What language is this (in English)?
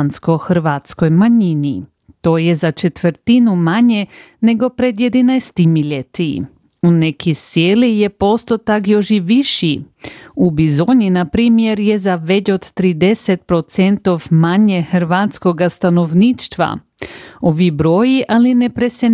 Croatian